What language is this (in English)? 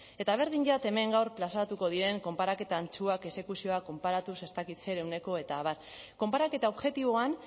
Basque